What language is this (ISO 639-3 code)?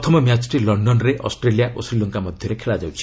ori